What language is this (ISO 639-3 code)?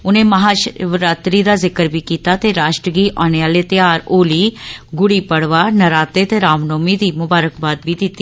doi